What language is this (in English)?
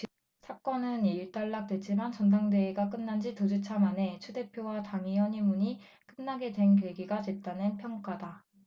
Korean